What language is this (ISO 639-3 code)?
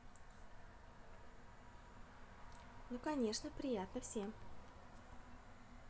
rus